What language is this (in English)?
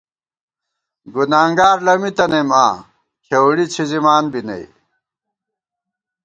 Gawar-Bati